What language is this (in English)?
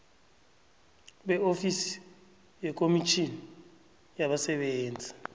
South Ndebele